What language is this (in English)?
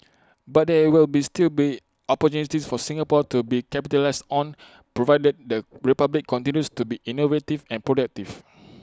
English